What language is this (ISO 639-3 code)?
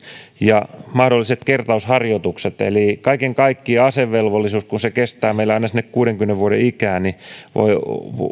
fin